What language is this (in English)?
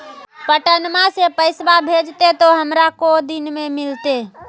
Magahi